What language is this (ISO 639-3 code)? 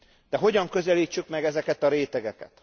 hun